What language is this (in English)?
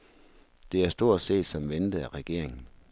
Danish